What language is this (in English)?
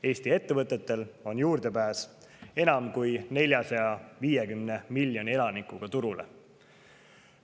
Estonian